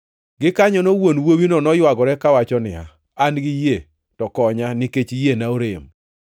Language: Luo (Kenya and Tanzania)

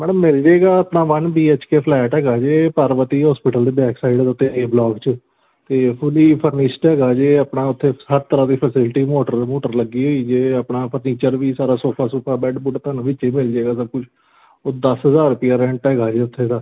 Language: Punjabi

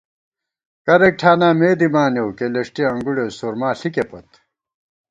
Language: Gawar-Bati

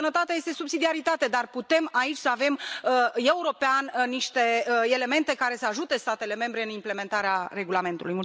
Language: Romanian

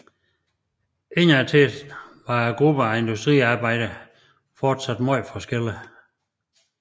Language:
Danish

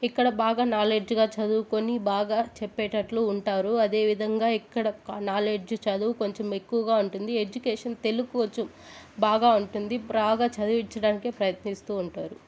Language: Telugu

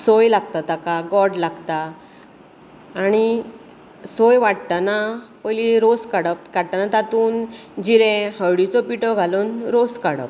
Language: Konkani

